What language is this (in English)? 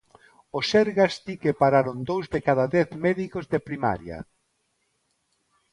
Galician